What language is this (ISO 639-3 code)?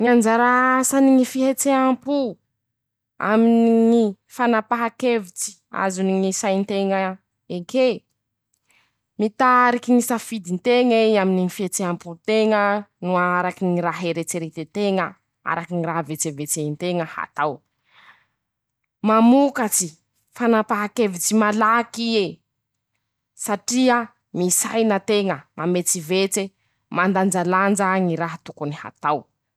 msh